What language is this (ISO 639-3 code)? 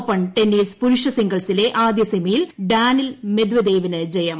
mal